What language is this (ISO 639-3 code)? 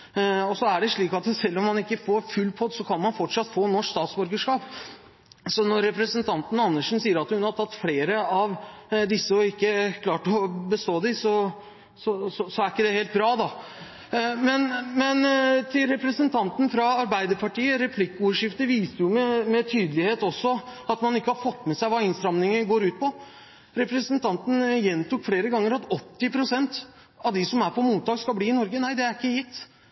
nob